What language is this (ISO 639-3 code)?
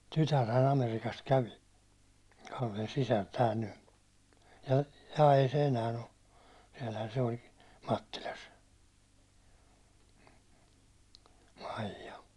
fin